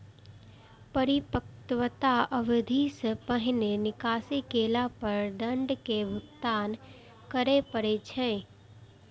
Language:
Maithili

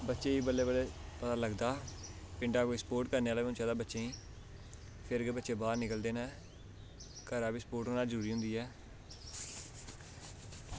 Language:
Dogri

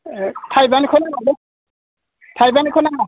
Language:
Bodo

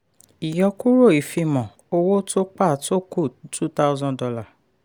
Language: Yoruba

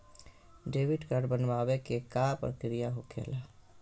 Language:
Magahi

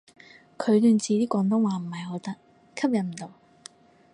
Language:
Cantonese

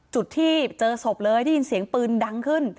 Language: Thai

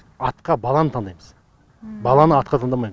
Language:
Kazakh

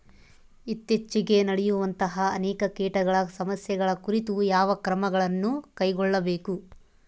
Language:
Kannada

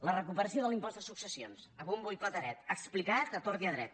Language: Catalan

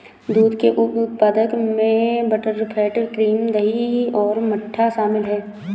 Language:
Hindi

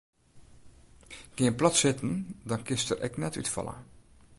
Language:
Western Frisian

